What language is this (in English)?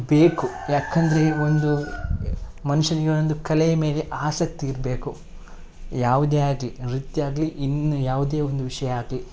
Kannada